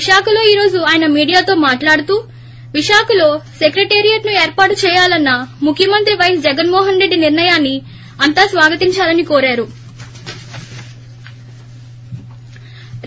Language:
Telugu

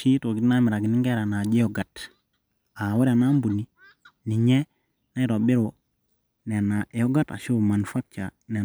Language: Masai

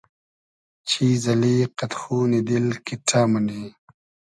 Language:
Hazaragi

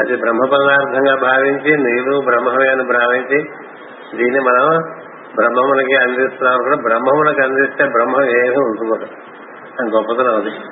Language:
Telugu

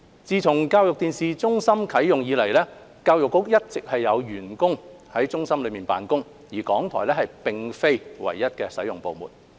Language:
Cantonese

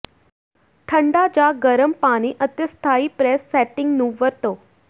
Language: Punjabi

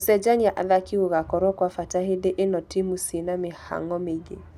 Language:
Kikuyu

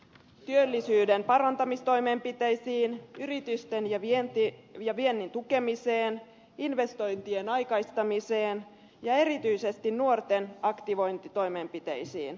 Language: Finnish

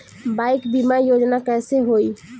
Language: Bhojpuri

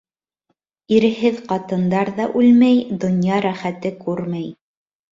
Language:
Bashkir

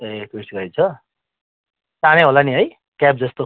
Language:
Nepali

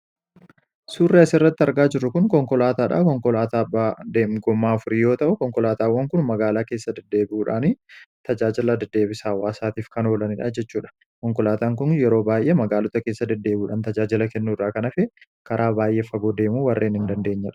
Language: Oromo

